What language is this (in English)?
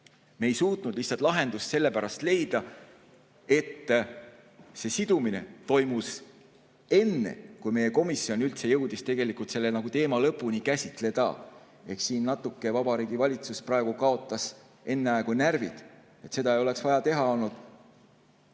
Estonian